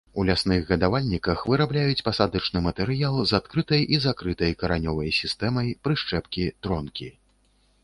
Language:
Belarusian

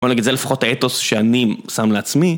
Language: Hebrew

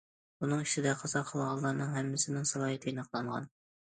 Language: Uyghur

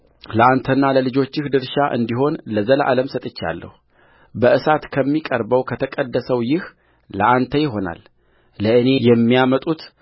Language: Amharic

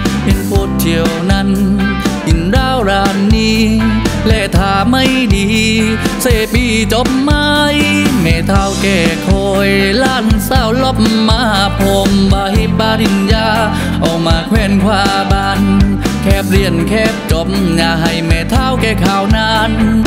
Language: Thai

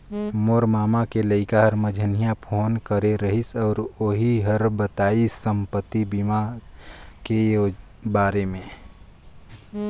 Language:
Chhattisgarhi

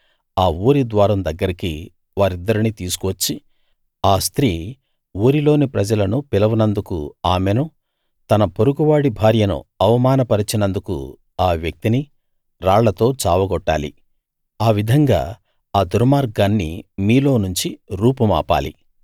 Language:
Telugu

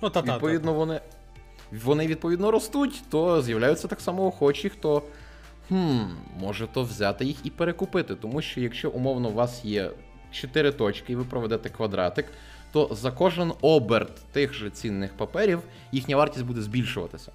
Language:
Ukrainian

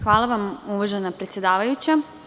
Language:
Serbian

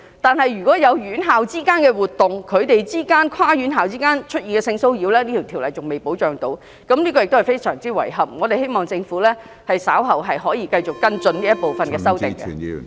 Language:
Cantonese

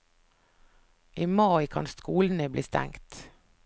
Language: Norwegian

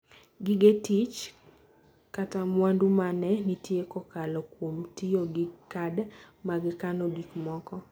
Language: Luo (Kenya and Tanzania)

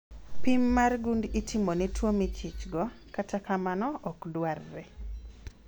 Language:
Luo (Kenya and Tanzania)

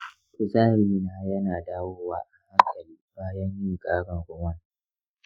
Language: Hausa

